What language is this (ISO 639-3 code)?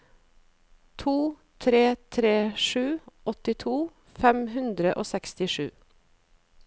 nor